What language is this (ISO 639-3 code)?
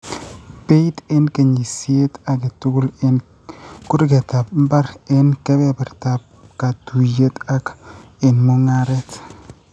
kln